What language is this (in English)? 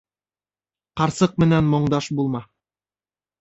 Bashkir